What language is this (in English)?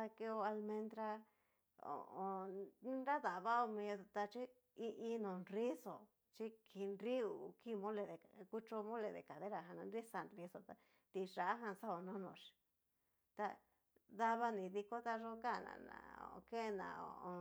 Cacaloxtepec Mixtec